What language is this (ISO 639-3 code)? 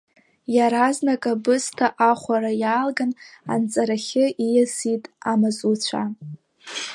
abk